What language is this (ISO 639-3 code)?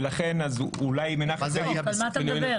heb